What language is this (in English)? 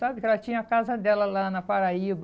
Portuguese